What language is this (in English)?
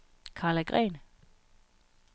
Danish